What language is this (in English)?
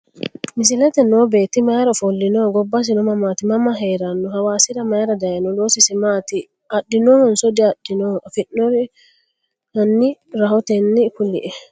Sidamo